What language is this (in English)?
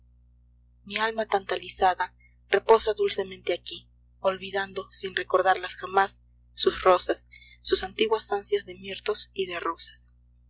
Spanish